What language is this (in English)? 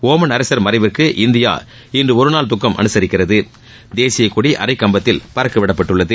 Tamil